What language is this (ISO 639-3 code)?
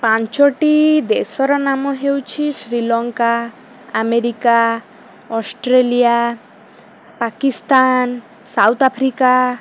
ori